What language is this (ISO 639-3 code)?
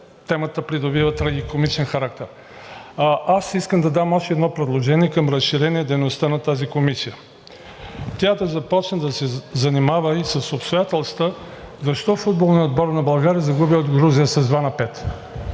bul